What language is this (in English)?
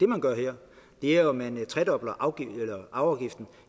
Danish